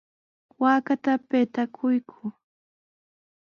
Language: Sihuas Ancash Quechua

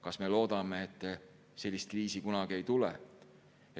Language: Estonian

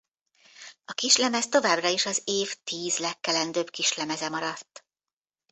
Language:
Hungarian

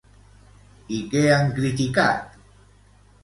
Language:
Catalan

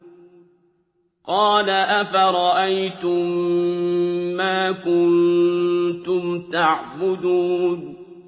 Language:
Arabic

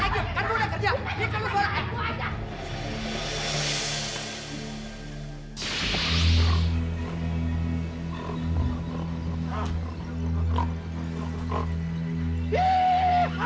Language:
Indonesian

